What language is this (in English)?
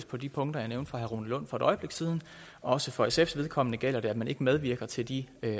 Danish